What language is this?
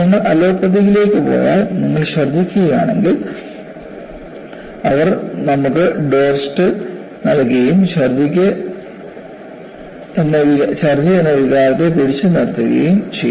Malayalam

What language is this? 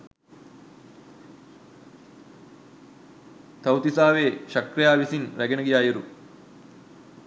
Sinhala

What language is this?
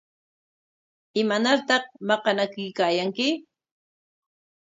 Corongo Ancash Quechua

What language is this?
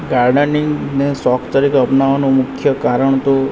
Gujarati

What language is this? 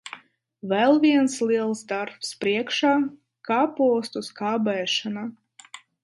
Latvian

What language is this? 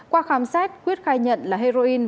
Vietnamese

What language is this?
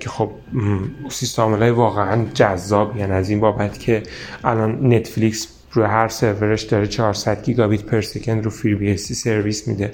Persian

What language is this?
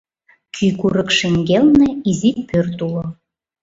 Mari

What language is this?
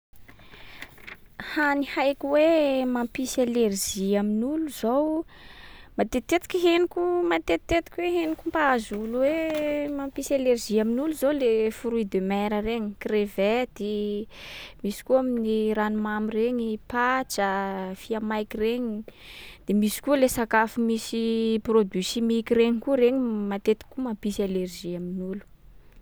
Sakalava Malagasy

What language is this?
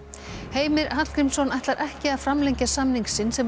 Icelandic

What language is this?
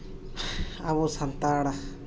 Santali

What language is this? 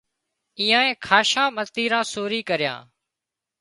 Wadiyara Koli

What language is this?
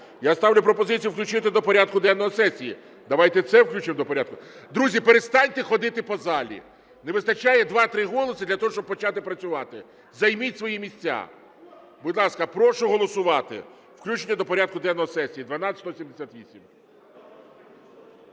Ukrainian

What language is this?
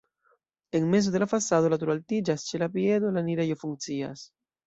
Esperanto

